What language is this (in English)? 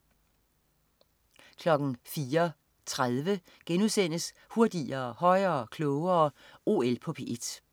Danish